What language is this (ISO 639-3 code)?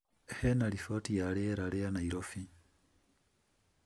kik